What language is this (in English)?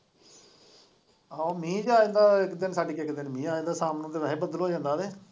Punjabi